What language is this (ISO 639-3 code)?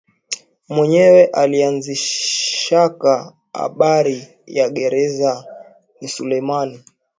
swa